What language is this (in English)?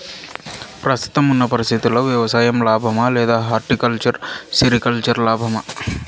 Telugu